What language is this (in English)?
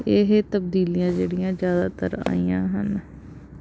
Punjabi